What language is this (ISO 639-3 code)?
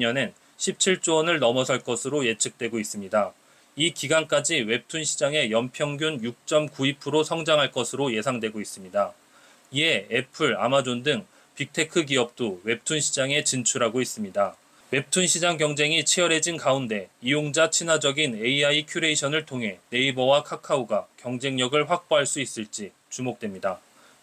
kor